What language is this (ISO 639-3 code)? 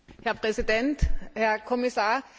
deu